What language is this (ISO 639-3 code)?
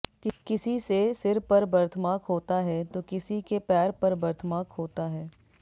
hin